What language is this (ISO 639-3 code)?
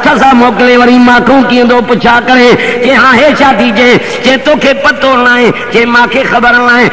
ind